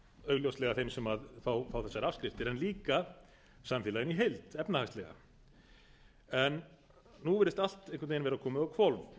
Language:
Icelandic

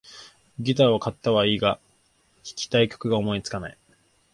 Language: Japanese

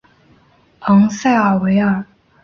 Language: Chinese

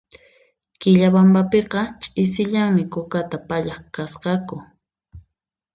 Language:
Puno Quechua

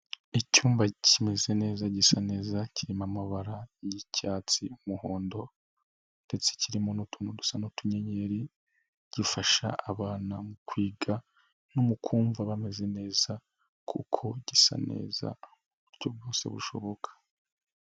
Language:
Kinyarwanda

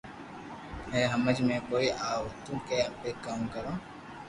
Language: Loarki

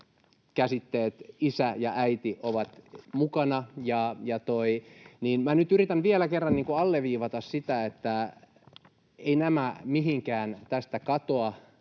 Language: Finnish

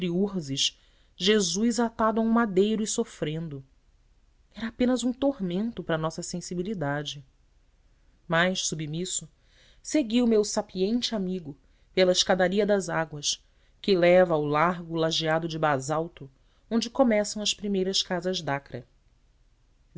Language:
Portuguese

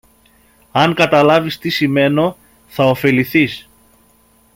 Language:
Greek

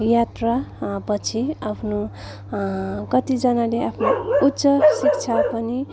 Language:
Nepali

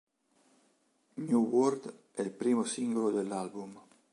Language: Italian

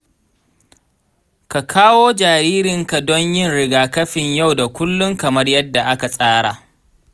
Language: Hausa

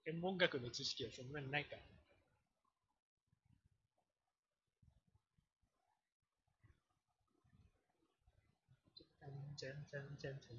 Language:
Japanese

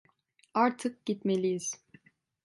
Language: Turkish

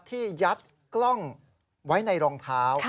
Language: Thai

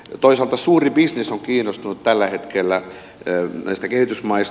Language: Finnish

